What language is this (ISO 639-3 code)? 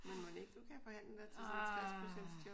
dan